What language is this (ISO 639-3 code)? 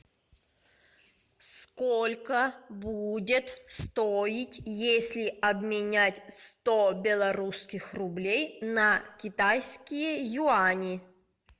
rus